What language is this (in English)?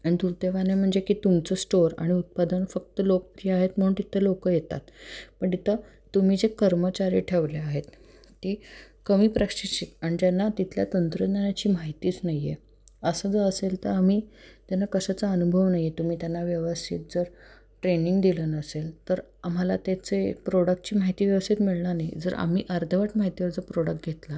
Marathi